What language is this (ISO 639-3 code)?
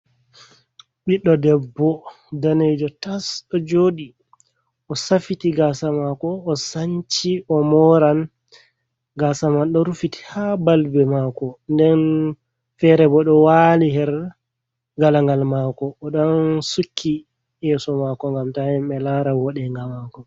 ful